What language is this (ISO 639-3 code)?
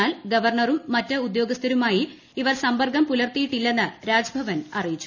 mal